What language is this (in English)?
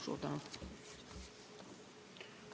Estonian